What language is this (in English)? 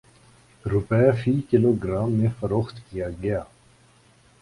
Urdu